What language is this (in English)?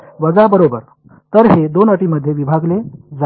Marathi